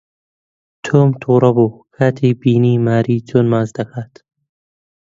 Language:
Central Kurdish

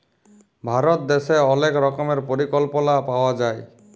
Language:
Bangla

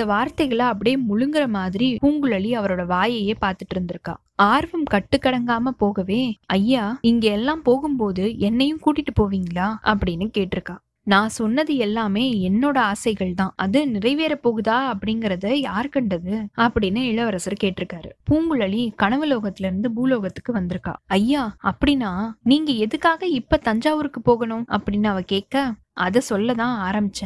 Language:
Tamil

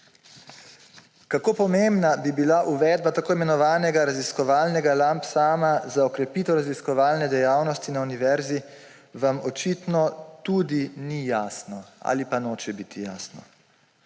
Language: Slovenian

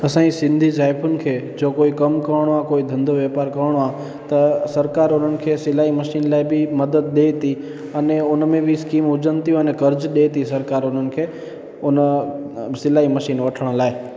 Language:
Sindhi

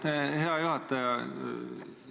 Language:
Estonian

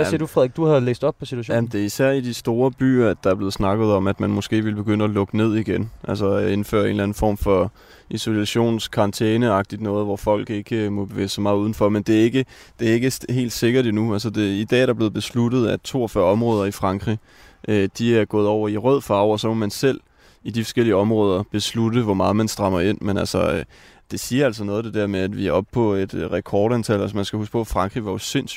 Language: Danish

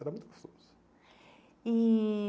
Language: Portuguese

